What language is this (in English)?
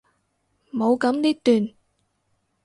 Cantonese